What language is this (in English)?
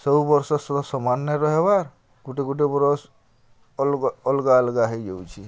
Odia